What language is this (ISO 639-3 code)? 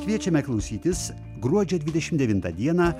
lit